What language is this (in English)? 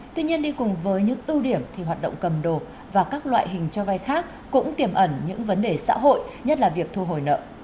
Vietnamese